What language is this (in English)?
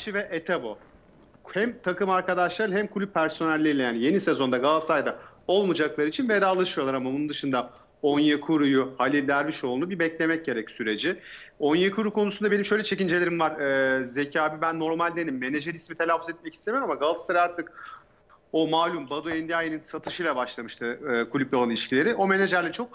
Turkish